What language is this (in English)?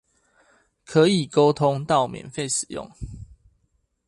Chinese